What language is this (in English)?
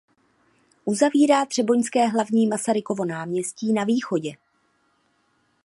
Czech